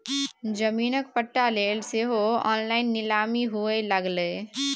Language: Maithili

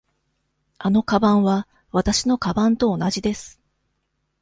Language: Japanese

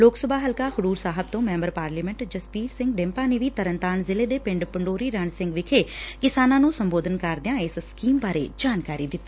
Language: Punjabi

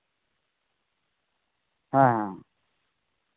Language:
Santali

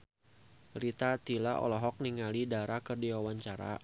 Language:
Sundanese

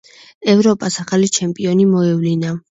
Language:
Georgian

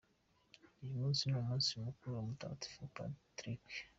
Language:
Kinyarwanda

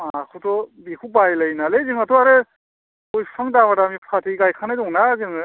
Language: Bodo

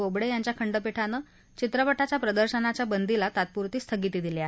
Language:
Marathi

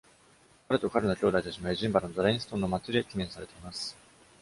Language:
Japanese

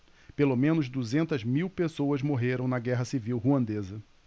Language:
Portuguese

